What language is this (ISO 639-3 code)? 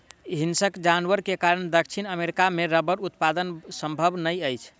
mai